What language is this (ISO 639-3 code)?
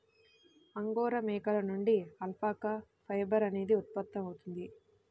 tel